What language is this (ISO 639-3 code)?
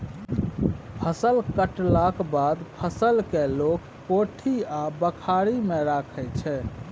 mai